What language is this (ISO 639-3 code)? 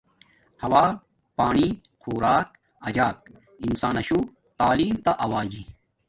dmk